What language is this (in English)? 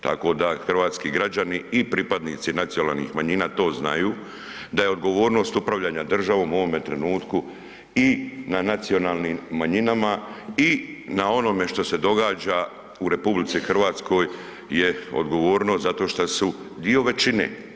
Croatian